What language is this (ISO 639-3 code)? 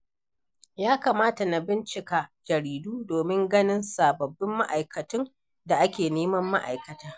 hau